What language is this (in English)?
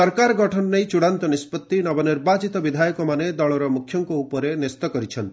Odia